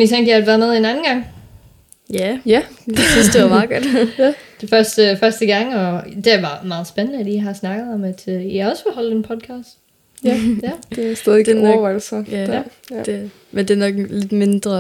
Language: Danish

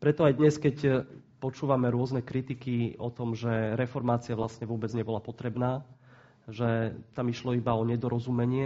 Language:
Slovak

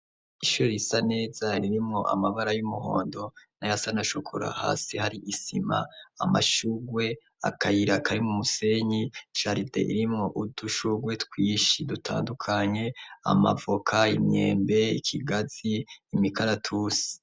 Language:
Rundi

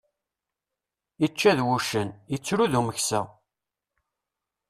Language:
Kabyle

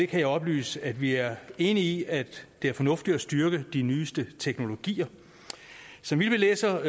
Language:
Danish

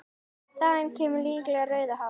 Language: Icelandic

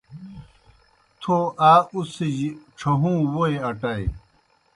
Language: Kohistani Shina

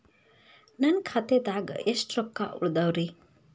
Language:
Kannada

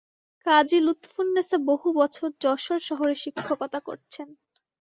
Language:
Bangla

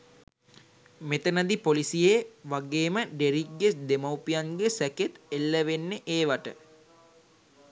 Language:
Sinhala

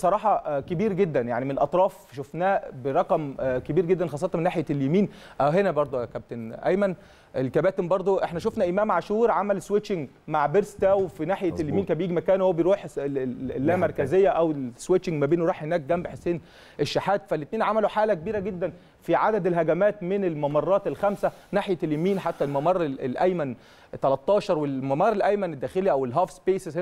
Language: Arabic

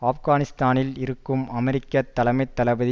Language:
Tamil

